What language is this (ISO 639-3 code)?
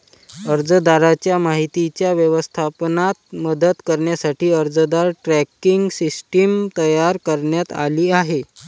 mar